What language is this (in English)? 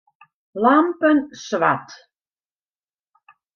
Western Frisian